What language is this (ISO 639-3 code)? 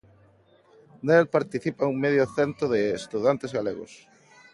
glg